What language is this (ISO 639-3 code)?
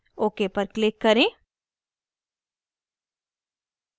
hin